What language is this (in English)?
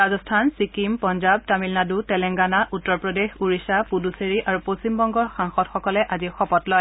Assamese